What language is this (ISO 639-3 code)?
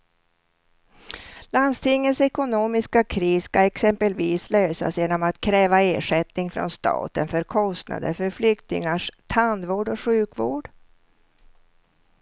swe